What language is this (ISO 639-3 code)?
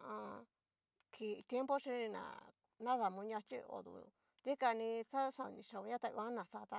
miu